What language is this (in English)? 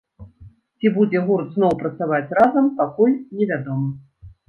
Belarusian